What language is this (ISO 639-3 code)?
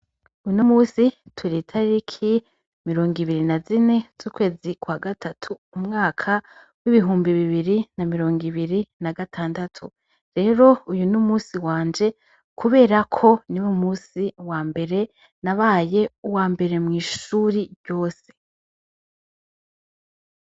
run